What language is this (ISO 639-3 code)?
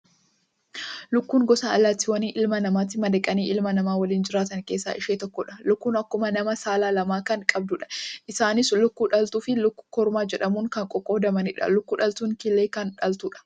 orm